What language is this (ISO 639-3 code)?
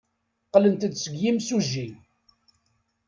kab